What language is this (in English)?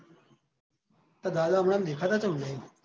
Gujarati